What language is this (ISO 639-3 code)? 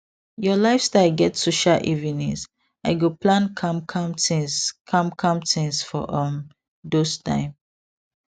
pcm